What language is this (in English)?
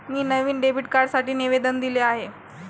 Marathi